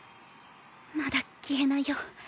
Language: Japanese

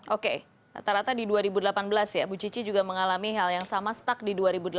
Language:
Indonesian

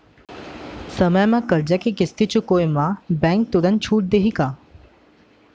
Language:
Chhattisgarhi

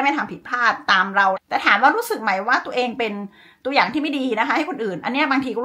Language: Thai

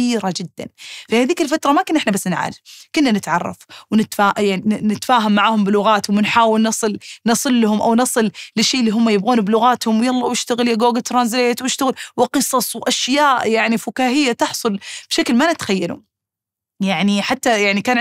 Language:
Arabic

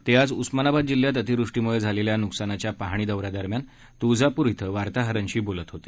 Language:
Marathi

